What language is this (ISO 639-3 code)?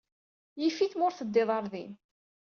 kab